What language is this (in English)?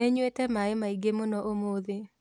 Kikuyu